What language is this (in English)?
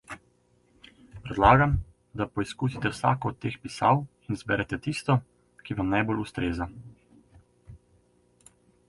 Slovenian